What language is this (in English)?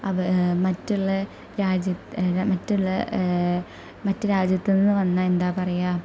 Malayalam